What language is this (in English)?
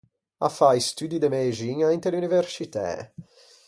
Ligurian